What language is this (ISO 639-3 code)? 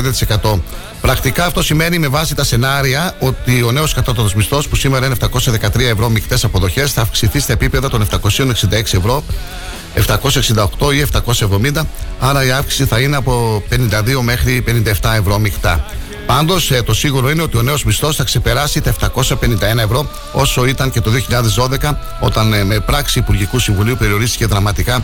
ell